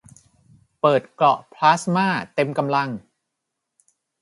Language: Thai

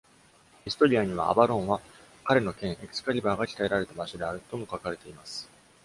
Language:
Japanese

